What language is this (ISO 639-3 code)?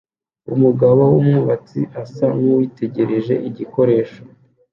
kin